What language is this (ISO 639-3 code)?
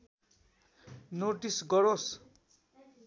nep